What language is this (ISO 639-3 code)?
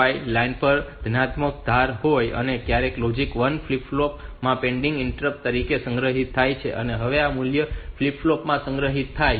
guj